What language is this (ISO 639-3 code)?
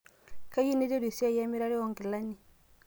mas